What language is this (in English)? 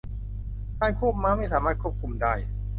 Thai